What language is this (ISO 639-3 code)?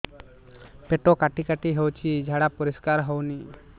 ori